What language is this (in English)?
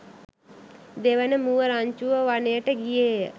Sinhala